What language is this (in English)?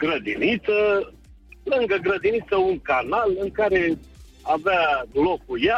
Romanian